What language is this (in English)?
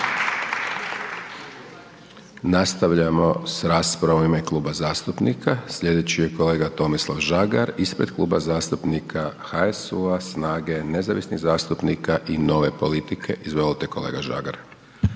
Croatian